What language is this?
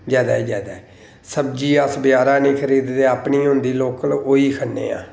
Dogri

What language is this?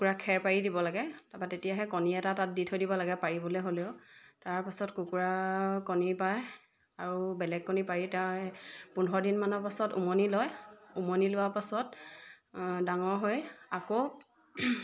Assamese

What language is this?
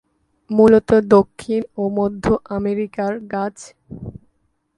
Bangla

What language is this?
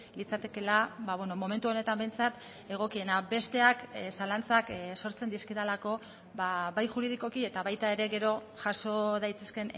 Basque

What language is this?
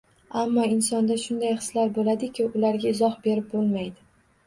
Uzbek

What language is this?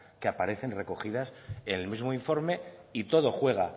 Spanish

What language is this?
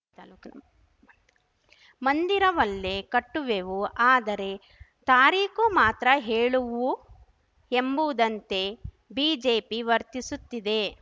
Kannada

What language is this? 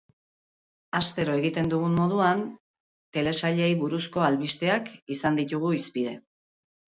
Basque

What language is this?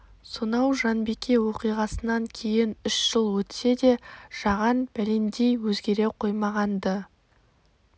Kazakh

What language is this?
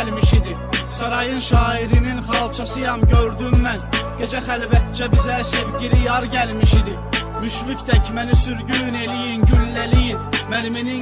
Azerbaijani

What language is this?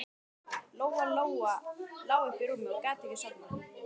Icelandic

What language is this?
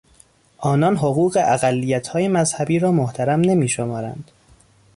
Persian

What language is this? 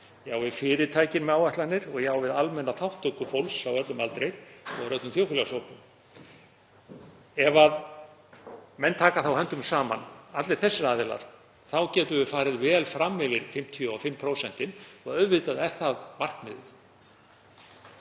Icelandic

